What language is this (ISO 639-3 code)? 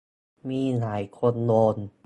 tha